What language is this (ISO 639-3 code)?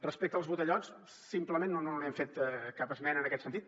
cat